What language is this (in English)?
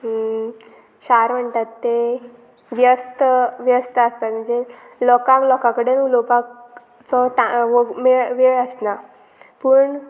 Konkani